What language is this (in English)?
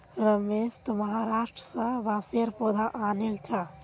Magahi